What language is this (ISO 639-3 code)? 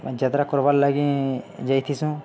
ori